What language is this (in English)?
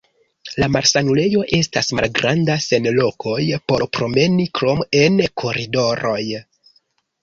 Esperanto